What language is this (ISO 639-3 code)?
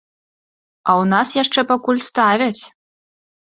bel